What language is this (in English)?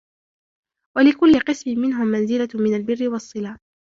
Arabic